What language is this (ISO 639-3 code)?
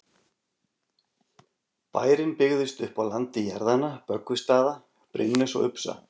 isl